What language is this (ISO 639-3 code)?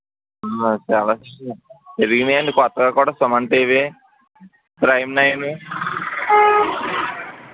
tel